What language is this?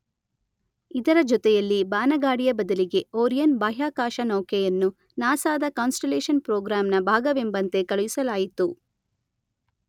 Kannada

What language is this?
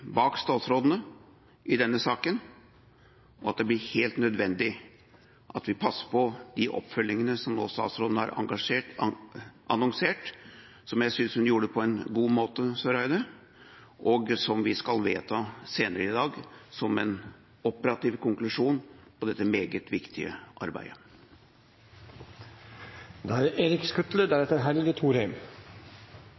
Norwegian Bokmål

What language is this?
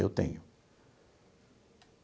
Portuguese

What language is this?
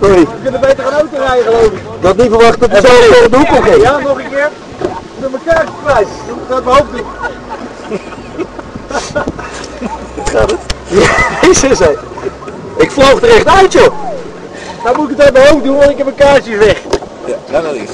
Dutch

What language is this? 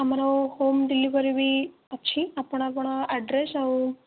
Odia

